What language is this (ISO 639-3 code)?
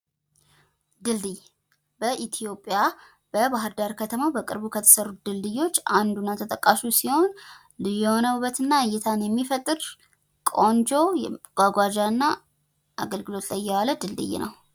amh